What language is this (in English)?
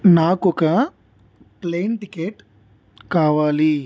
Telugu